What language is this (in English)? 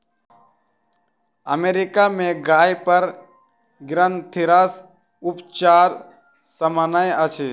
Maithili